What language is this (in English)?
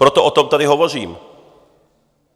Czech